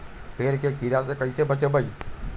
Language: Magahi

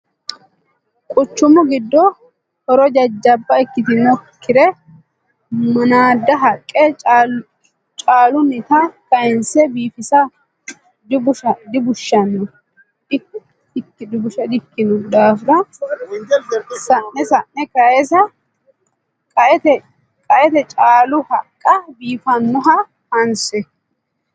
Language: Sidamo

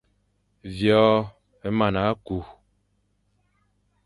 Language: Fang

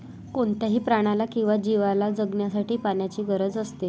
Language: Marathi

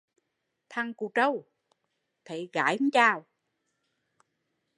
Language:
Vietnamese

